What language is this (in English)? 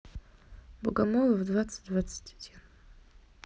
Russian